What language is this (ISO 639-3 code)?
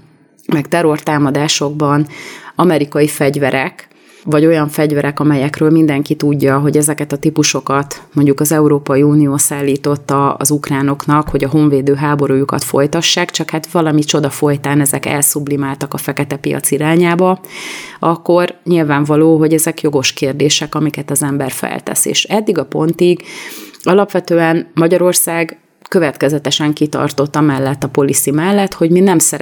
hun